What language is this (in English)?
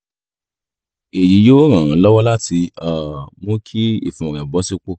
Yoruba